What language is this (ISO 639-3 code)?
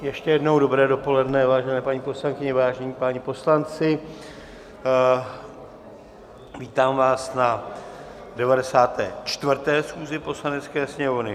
ces